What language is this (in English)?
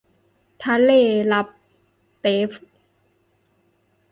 Thai